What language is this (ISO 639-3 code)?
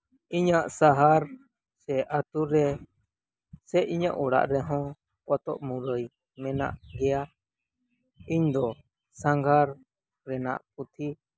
sat